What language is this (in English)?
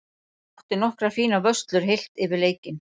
Icelandic